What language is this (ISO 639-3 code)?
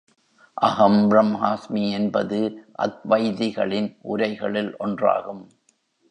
tam